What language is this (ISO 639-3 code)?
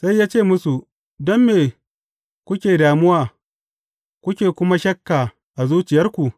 hau